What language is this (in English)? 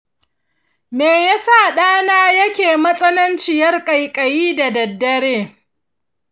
Hausa